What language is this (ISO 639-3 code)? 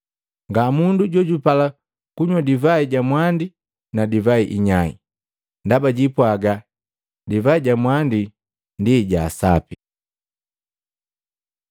mgv